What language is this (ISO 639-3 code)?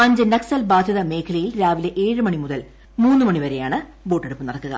mal